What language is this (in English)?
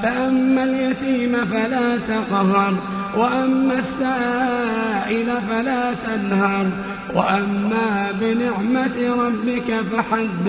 Arabic